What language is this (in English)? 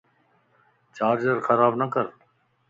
Lasi